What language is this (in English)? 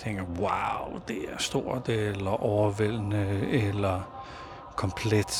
Danish